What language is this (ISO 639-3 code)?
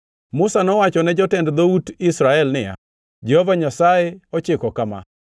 luo